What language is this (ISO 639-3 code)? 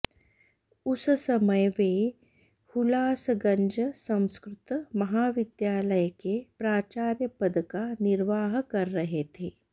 san